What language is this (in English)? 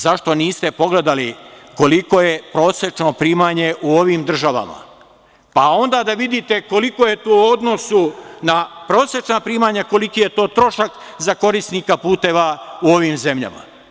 Serbian